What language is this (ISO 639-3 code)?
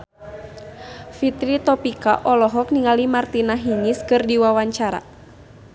sun